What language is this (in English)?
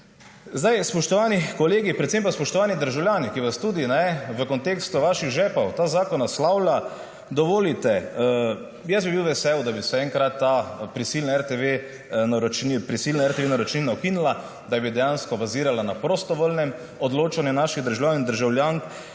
Slovenian